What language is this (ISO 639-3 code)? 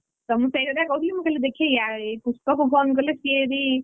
ori